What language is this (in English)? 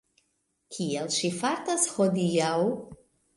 Esperanto